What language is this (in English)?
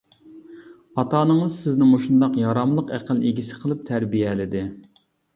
Uyghur